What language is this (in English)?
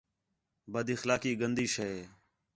Khetrani